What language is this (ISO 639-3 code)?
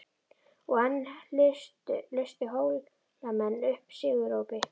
isl